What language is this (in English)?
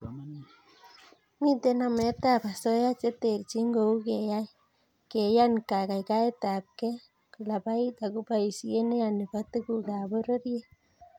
Kalenjin